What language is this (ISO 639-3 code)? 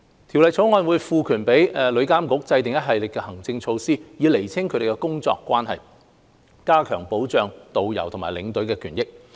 yue